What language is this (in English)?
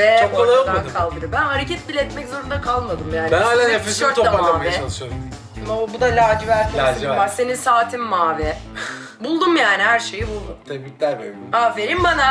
Turkish